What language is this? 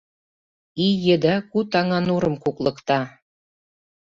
Mari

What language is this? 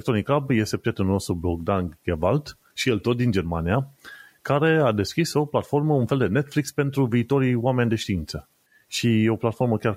Romanian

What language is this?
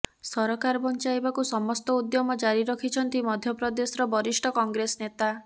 Odia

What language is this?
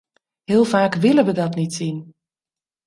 Dutch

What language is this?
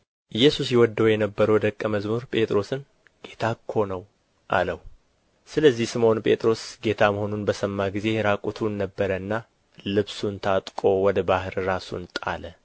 Amharic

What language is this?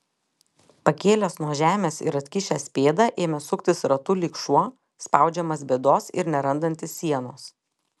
Lithuanian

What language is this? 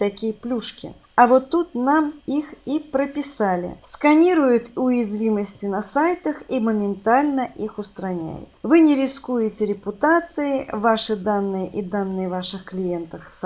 Russian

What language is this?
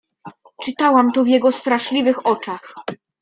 Polish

